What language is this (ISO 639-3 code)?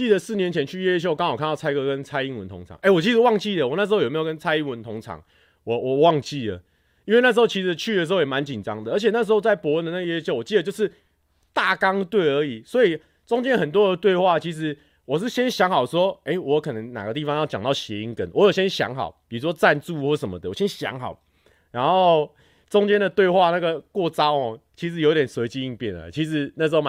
zho